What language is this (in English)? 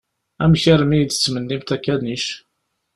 Kabyle